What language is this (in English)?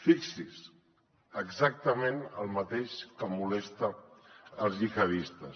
Catalan